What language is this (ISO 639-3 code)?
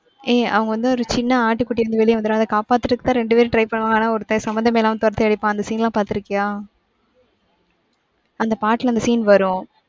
tam